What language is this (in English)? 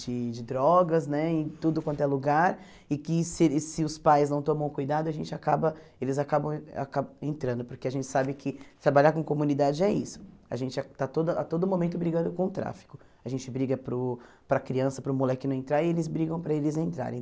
Portuguese